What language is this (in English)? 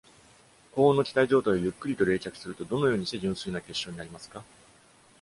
Japanese